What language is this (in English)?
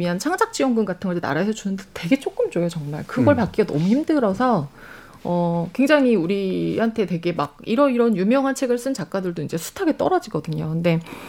Korean